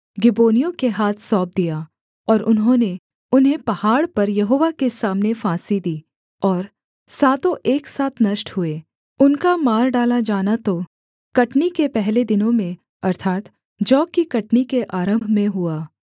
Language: Hindi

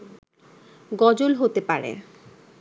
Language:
Bangla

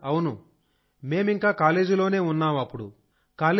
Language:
Telugu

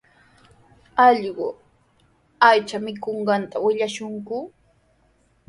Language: Sihuas Ancash Quechua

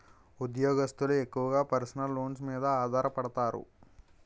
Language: Telugu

